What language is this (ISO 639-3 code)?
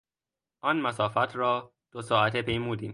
fas